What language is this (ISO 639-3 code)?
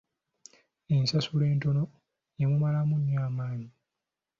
lug